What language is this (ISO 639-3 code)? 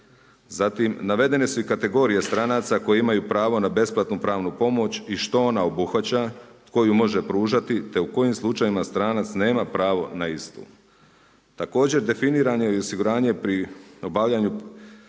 hrv